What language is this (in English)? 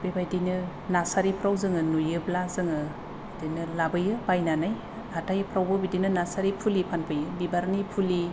Bodo